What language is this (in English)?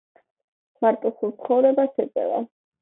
Georgian